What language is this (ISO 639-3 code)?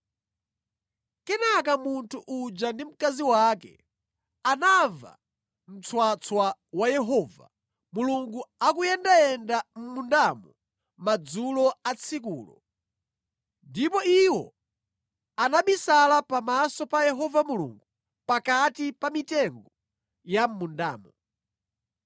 nya